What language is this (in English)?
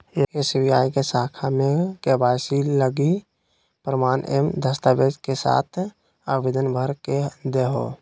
Magahi